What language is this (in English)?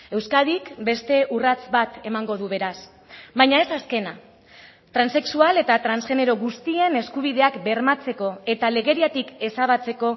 Basque